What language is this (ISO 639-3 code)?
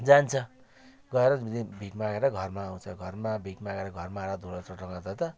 nep